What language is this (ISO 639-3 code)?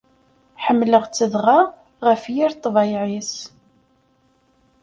kab